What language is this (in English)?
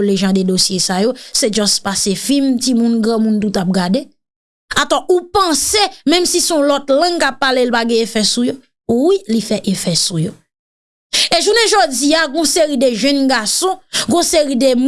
French